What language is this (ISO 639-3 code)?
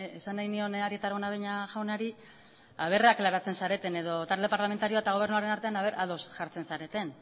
eus